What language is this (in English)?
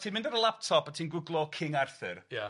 Welsh